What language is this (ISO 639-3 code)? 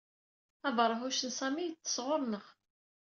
kab